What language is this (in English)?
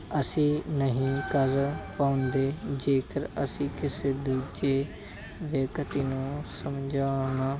Punjabi